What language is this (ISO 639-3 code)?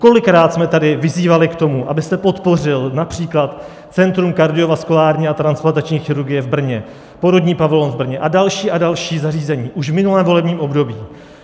ces